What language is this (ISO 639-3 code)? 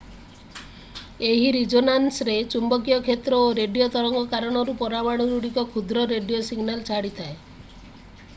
ori